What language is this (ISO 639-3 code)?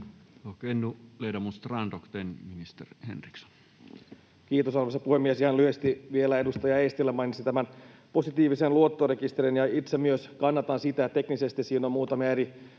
fin